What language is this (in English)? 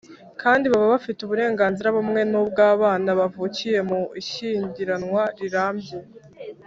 Kinyarwanda